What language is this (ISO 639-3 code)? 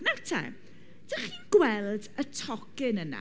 cym